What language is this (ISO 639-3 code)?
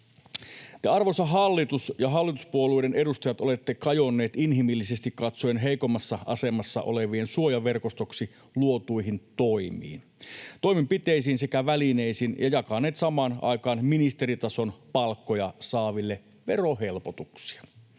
fin